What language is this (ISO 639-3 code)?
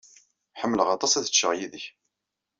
kab